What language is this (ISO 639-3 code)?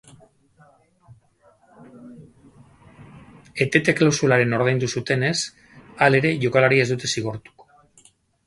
eus